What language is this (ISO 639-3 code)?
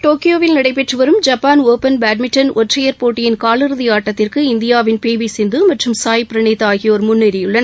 tam